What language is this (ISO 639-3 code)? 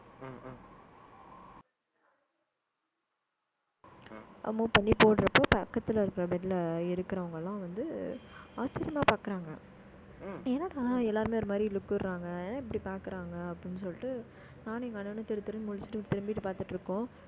tam